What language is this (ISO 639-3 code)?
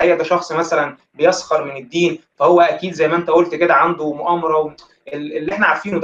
ara